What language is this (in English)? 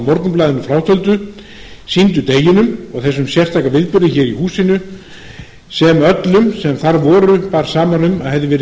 Icelandic